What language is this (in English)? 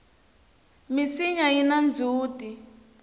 Tsonga